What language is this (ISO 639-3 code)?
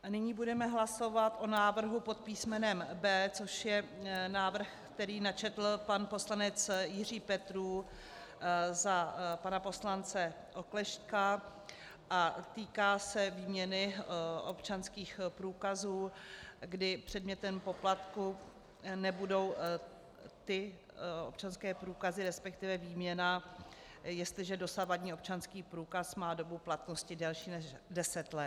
ces